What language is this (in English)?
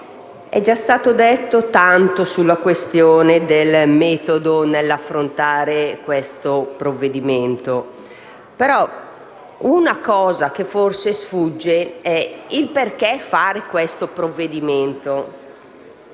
Italian